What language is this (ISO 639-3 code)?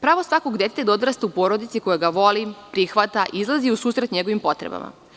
srp